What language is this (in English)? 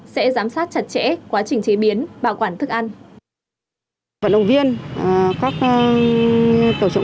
Vietnamese